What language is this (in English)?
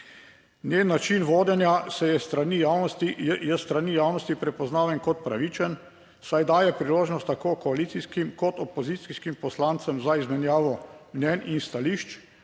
Slovenian